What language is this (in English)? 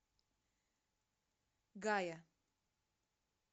Russian